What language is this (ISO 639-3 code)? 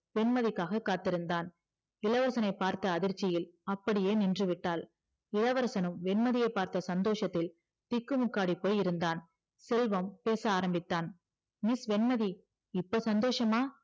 tam